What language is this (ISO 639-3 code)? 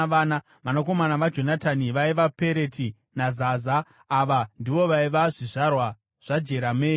sna